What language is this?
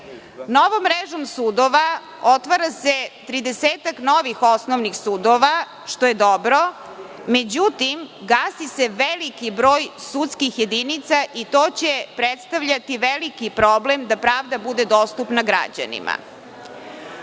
Serbian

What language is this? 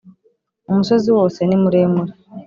Kinyarwanda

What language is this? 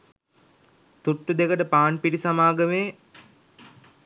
Sinhala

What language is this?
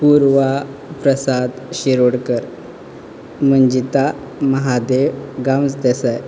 Konkani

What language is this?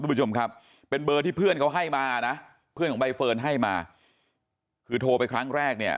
Thai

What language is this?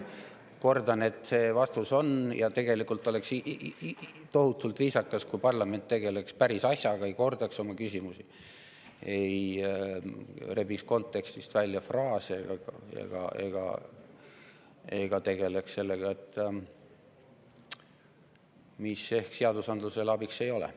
Estonian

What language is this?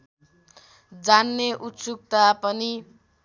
Nepali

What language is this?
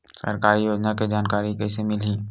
Chhattisgarhi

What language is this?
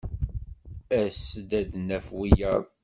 Kabyle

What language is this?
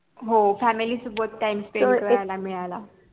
Marathi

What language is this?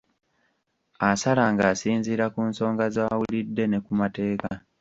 Ganda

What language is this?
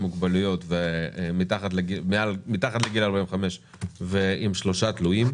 Hebrew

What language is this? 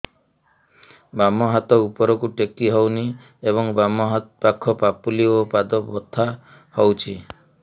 Odia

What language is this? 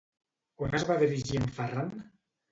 Catalan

